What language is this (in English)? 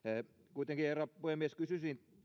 Finnish